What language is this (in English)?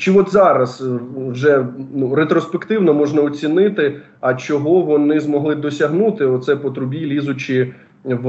Ukrainian